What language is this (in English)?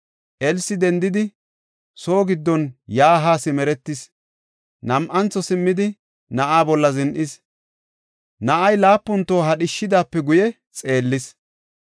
Gofa